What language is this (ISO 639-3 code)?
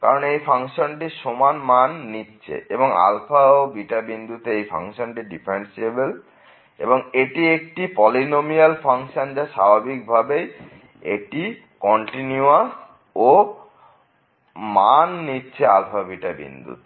ben